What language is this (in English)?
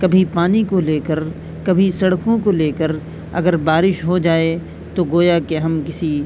Urdu